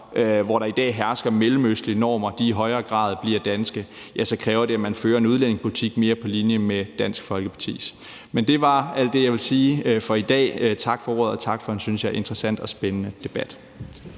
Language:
Danish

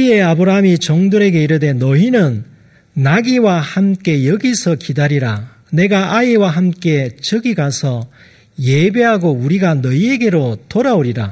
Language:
Korean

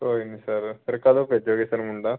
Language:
Punjabi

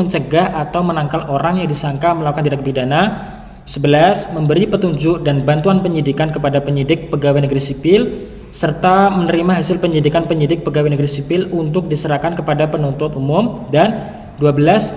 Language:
Indonesian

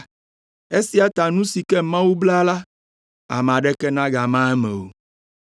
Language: Ewe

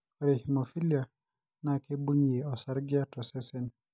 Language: Masai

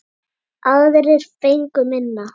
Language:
Icelandic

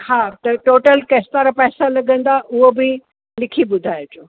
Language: Sindhi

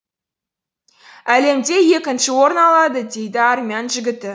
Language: Kazakh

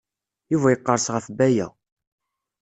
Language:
Kabyle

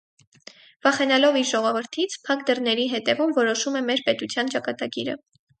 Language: Armenian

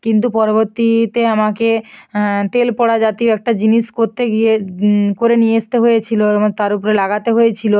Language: Bangla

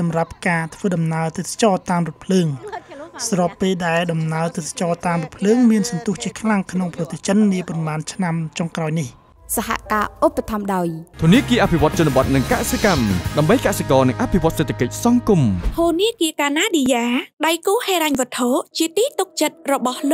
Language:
Thai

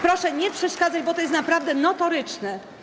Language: Polish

